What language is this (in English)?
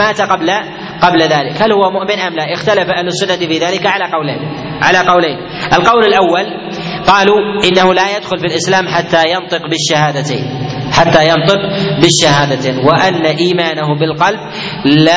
Arabic